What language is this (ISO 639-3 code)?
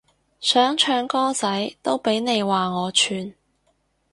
yue